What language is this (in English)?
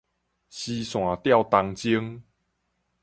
Min Nan Chinese